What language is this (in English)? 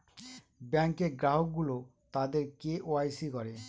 Bangla